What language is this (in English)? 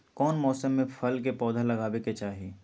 Magahi